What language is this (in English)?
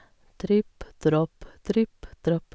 Norwegian